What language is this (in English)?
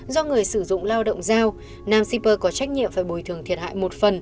Vietnamese